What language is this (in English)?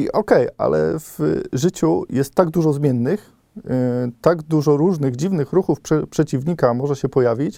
Polish